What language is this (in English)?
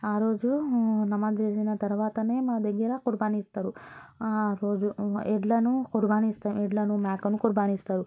Telugu